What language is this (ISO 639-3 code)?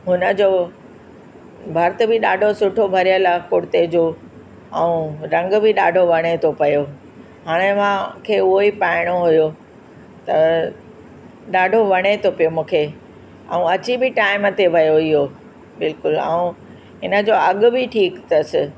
snd